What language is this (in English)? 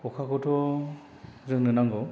Bodo